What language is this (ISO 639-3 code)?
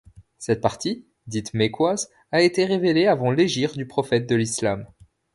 fra